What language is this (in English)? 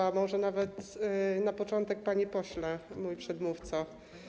Polish